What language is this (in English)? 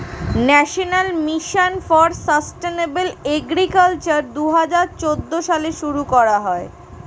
Bangla